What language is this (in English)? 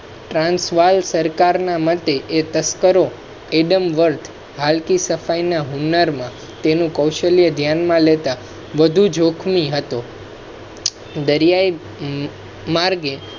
Gujarati